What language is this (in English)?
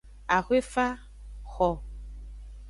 Aja (Benin)